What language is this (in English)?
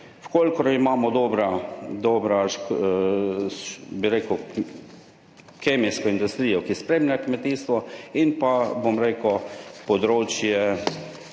Slovenian